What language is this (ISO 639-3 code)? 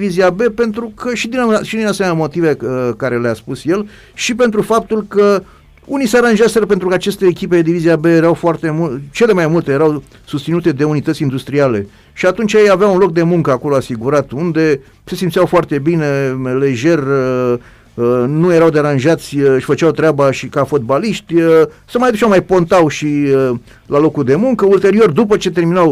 ron